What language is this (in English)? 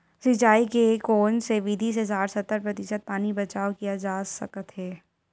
Chhattisgarhi